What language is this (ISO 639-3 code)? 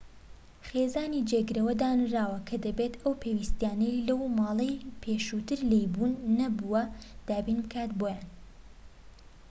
ckb